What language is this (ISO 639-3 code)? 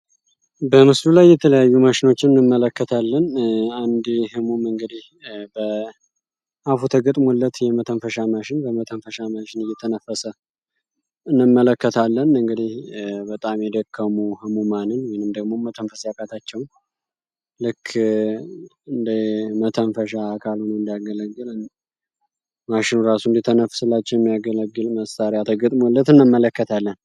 amh